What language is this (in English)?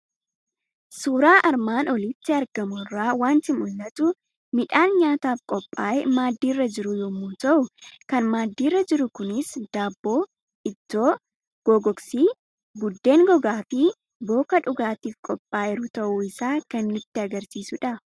Oromo